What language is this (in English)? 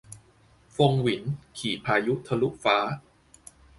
Thai